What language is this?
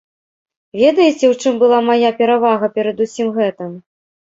Belarusian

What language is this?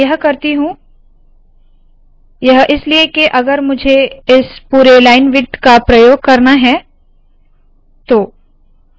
Hindi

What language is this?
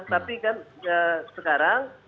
Indonesian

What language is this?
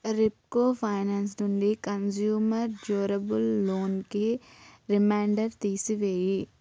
Telugu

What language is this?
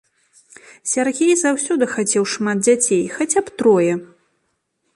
Belarusian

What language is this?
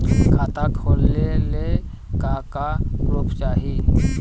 Bhojpuri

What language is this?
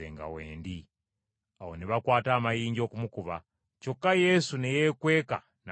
Ganda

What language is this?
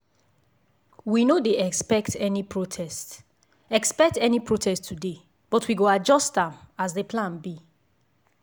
Nigerian Pidgin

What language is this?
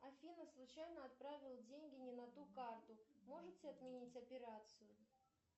Russian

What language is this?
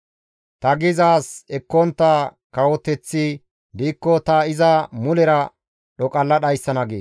Gamo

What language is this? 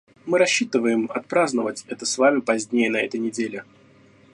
Russian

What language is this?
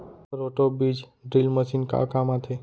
Chhattisgarhi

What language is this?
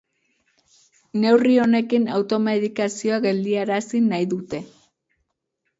Basque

